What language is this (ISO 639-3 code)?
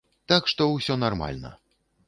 bel